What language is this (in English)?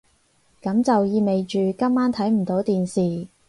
Cantonese